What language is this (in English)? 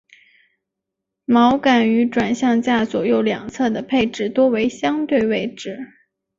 Chinese